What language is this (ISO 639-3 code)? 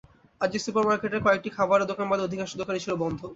ben